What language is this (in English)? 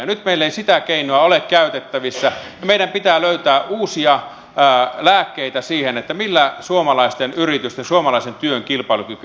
Finnish